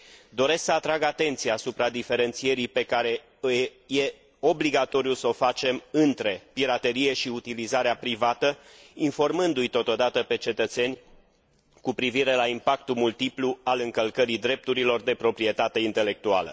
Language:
Romanian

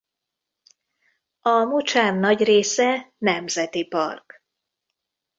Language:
Hungarian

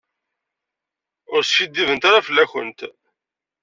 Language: Kabyle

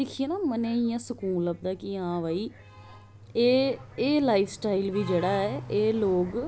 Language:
Dogri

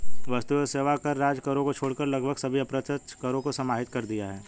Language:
Hindi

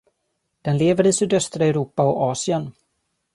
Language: Swedish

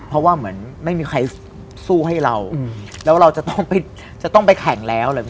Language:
Thai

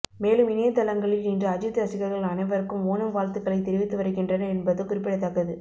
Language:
Tamil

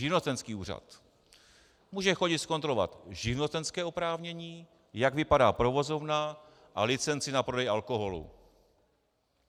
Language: Czech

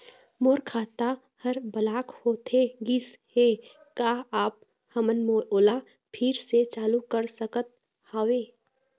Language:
Chhattisgarhi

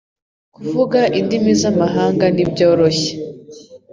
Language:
Kinyarwanda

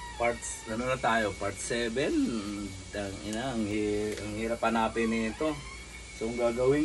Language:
Filipino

